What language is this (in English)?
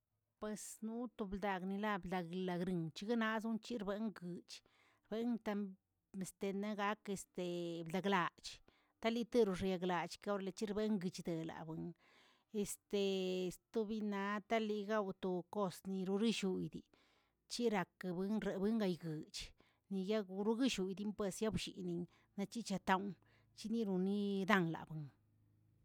Tilquiapan Zapotec